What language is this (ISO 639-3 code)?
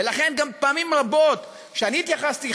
heb